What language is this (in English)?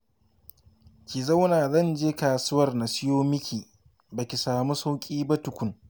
Hausa